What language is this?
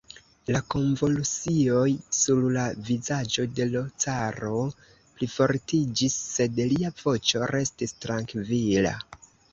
Esperanto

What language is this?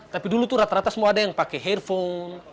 Indonesian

